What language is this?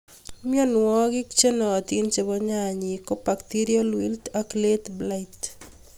Kalenjin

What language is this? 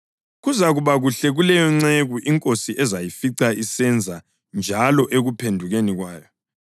North Ndebele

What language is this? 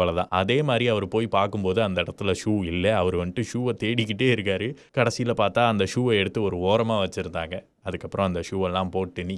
Tamil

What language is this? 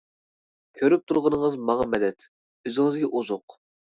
Uyghur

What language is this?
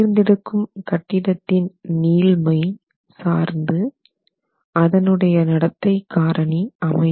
Tamil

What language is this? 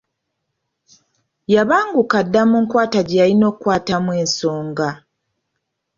Ganda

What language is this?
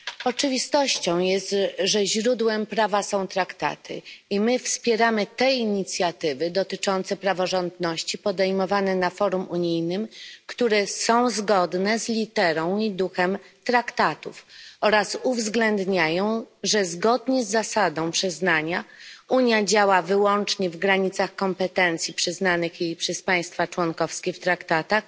Polish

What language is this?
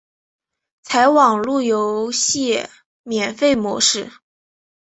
Chinese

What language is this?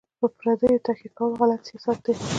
Pashto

